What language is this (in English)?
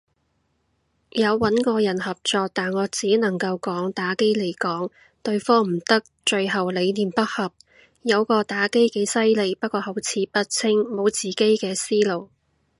Cantonese